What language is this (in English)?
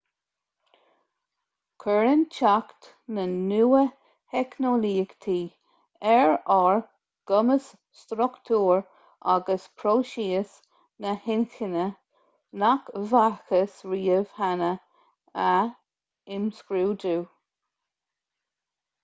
Irish